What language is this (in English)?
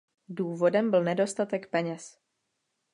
Czech